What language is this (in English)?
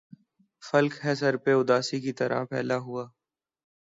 Urdu